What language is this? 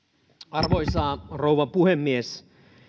Finnish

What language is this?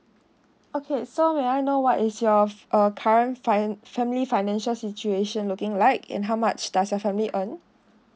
English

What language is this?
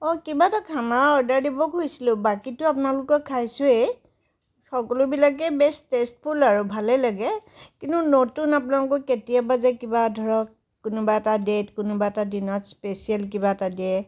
Assamese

